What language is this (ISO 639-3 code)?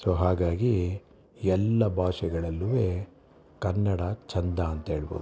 kan